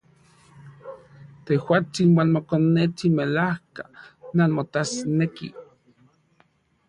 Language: Central Puebla Nahuatl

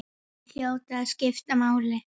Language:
Icelandic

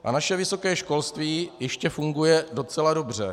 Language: Czech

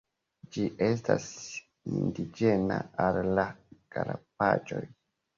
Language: Esperanto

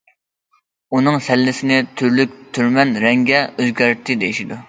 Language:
Uyghur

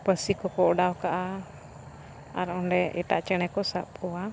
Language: Santali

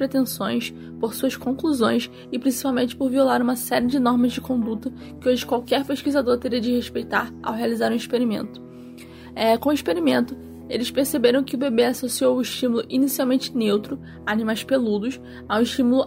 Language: Portuguese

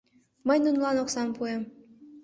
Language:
Mari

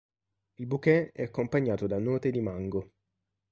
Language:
Italian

